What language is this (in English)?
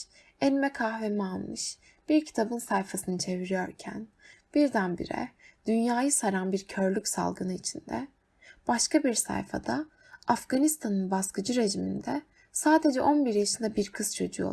Turkish